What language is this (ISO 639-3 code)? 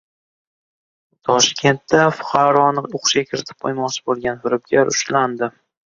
uzb